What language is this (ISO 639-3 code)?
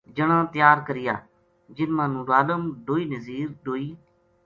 gju